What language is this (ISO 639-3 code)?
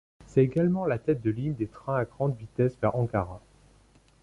fra